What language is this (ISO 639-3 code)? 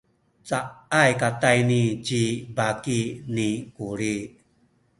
szy